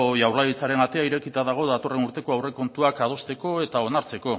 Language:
Basque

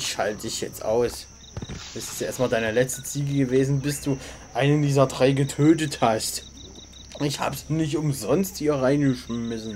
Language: German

